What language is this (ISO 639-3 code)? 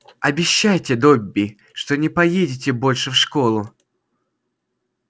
rus